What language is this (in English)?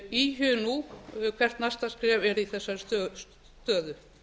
Icelandic